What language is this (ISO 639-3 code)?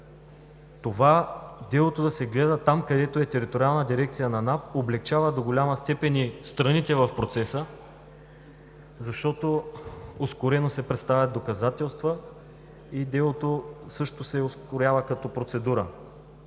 bul